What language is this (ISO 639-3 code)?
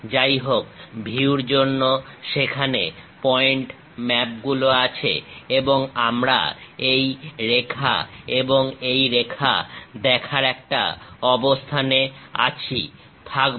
ben